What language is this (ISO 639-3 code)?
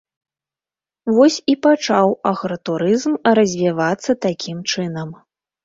bel